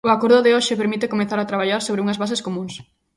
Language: Galician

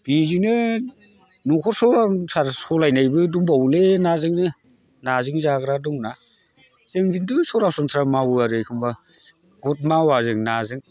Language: Bodo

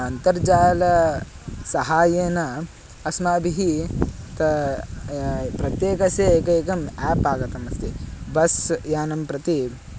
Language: Sanskrit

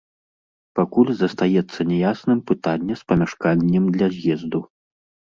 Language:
Belarusian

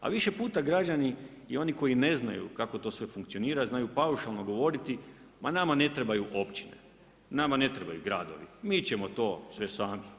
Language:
Croatian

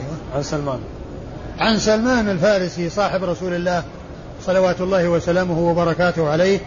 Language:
Arabic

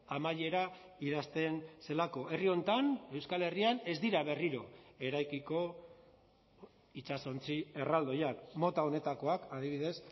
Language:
Basque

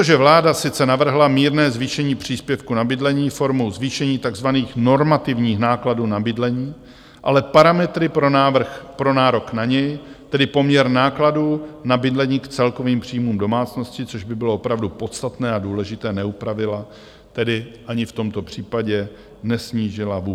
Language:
Czech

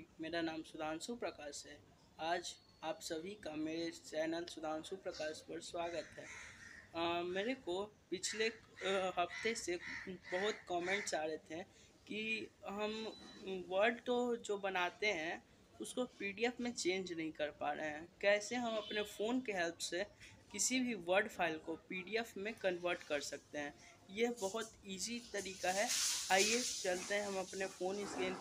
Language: Hindi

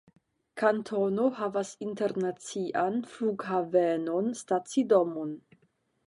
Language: Esperanto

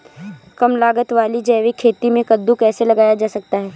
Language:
Hindi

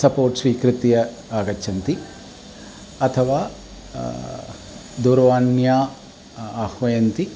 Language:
Sanskrit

